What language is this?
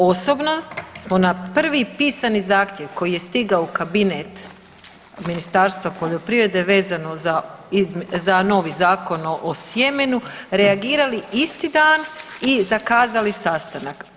Croatian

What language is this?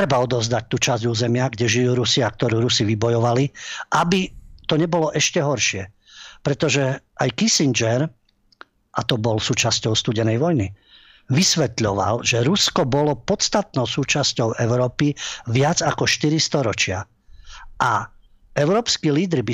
Slovak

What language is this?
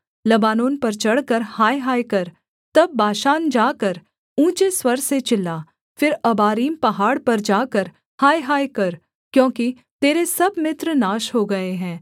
Hindi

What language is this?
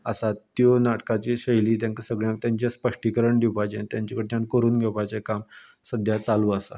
Konkani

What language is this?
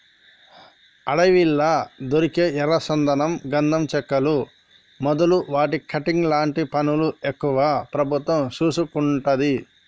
Telugu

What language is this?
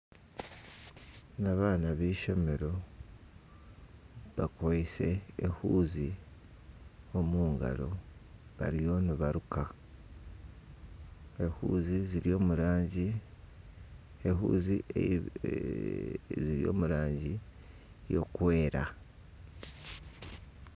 Nyankole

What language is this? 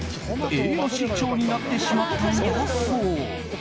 Japanese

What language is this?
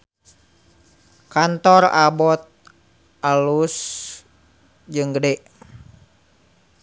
Sundanese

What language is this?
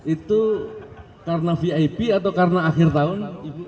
Indonesian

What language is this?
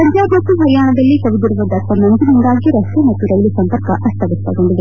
Kannada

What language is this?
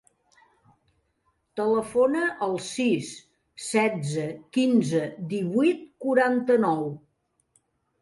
Catalan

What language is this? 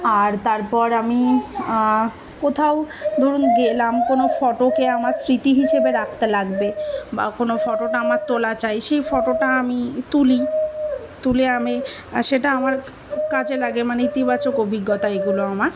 Bangla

